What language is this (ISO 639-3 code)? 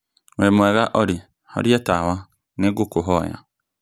kik